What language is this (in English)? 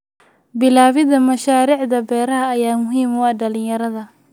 Somali